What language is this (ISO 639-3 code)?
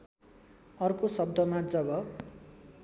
nep